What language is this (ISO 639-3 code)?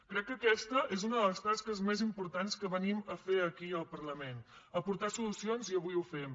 cat